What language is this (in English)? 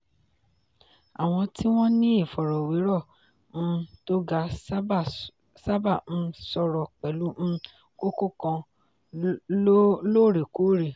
Yoruba